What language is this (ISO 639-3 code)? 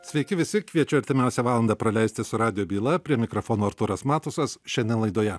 lit